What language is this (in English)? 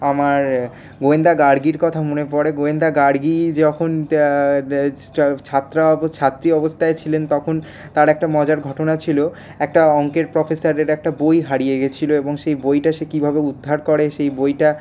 Bangla